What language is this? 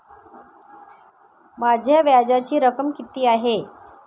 Marathi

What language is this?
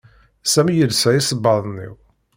Kabyle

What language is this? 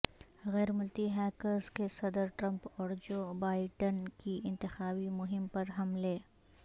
Urdu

